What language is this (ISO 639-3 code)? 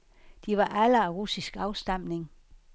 dan